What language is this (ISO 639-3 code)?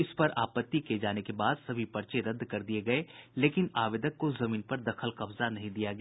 hin